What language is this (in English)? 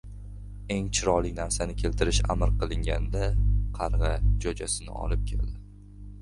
Uzbek